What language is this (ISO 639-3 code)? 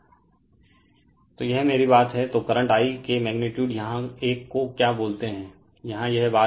hin